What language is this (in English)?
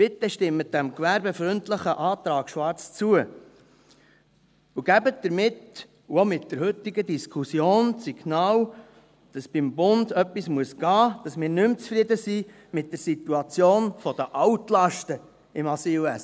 Swiss German